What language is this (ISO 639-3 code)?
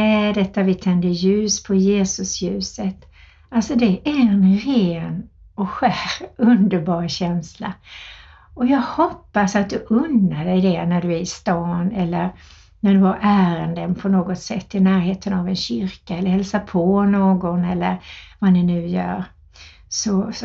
swe